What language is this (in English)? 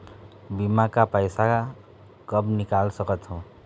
Chhattisgarhi